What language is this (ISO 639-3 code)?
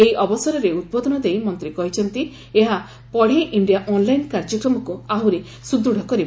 ori